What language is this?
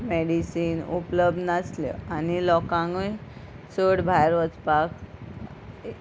Konkani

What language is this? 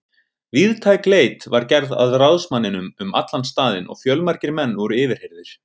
Icelandic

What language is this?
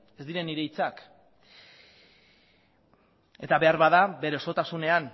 Basque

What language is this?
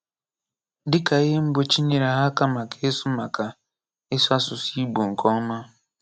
Igbo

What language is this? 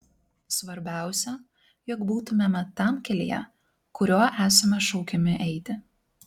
Lithuanian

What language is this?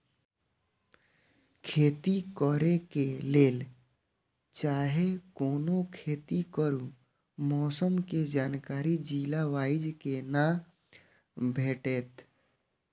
Maithili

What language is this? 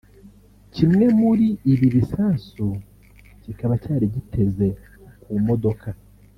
Kinyarwanda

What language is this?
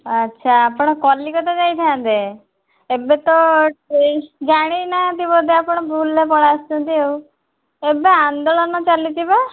Odia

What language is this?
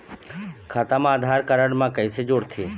Chhattisgarhi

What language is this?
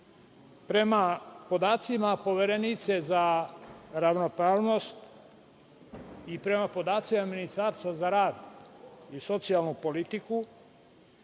Serbian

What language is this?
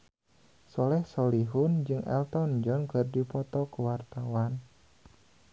Sundanese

